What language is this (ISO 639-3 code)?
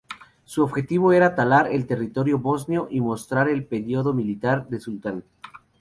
spa